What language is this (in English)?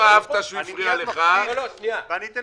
Hebrew